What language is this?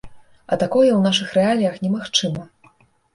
Belarusian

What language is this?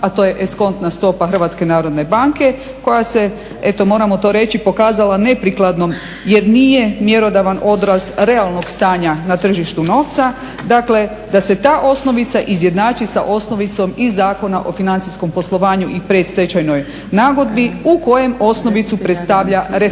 Croatian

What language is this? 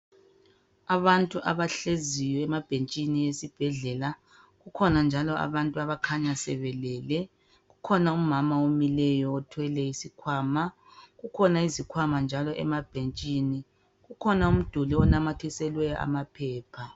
North Ndebele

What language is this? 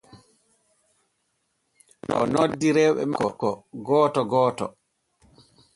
Borgu Fulfulde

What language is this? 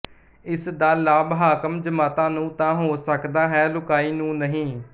Punjabi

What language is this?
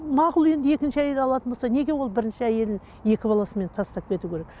Kazakh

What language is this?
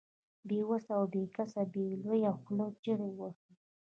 Pashto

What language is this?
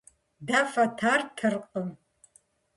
Kabardian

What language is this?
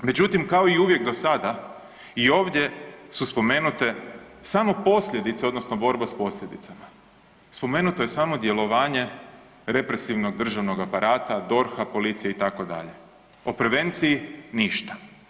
Croatian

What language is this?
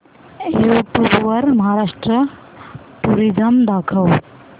Marathi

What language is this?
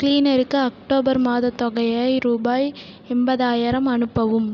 Tamil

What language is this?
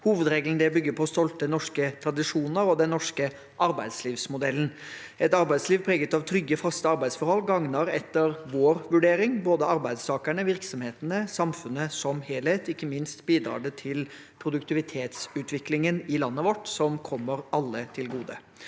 Norwegian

